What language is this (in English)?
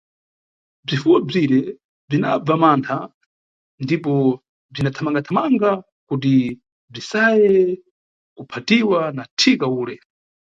Nyungwe